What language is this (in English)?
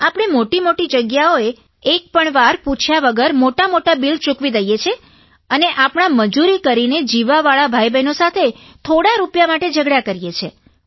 Gujarati